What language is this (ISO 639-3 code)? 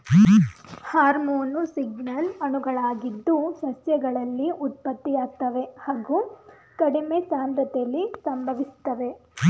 kan